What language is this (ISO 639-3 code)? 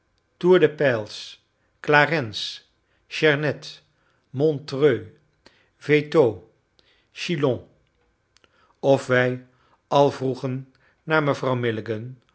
nld